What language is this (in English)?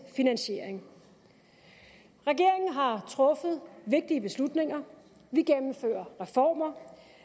Danish